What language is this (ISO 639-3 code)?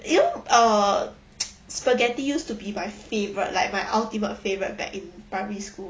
eng